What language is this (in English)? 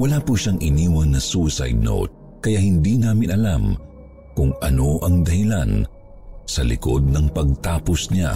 Filipino